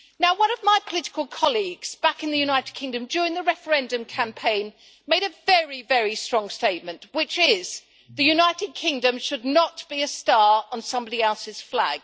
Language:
English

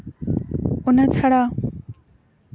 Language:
Santali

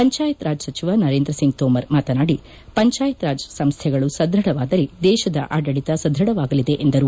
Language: Kannada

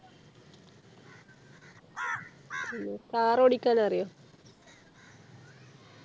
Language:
Malayalam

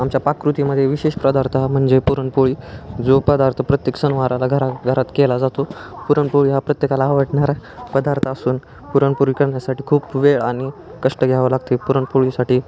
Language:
Marathi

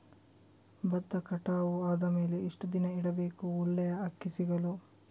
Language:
Kannada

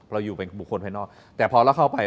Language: Thai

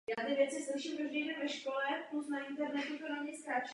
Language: Czech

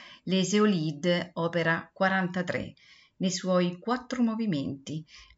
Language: Italian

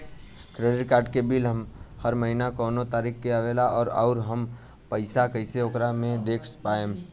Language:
Bhojpuri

